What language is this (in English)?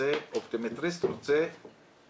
Hebrew